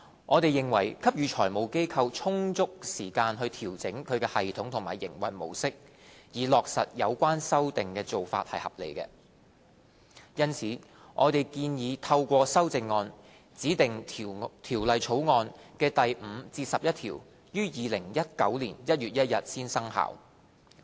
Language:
Cantonese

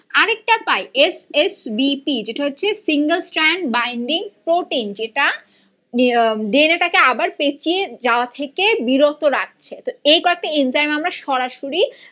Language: Bangla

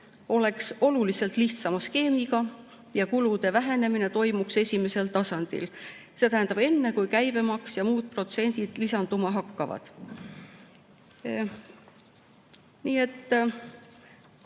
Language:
Estonian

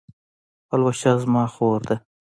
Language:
Pashto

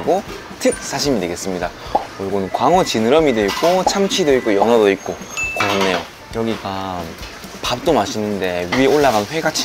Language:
Korean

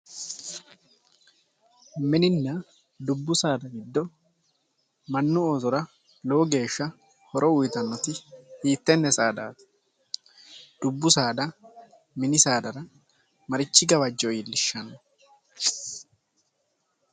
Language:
Sidamo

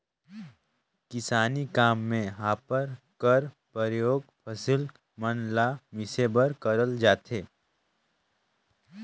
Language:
Chhattisgarhi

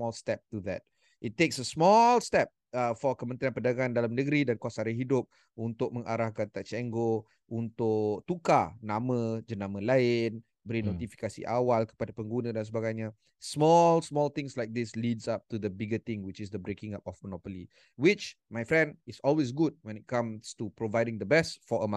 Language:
Malay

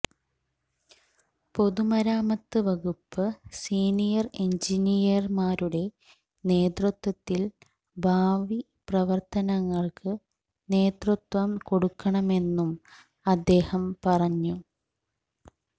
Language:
Malayalam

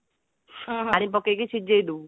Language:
Odia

